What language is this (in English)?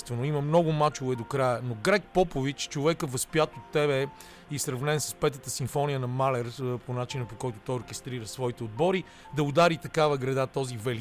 Bulgarian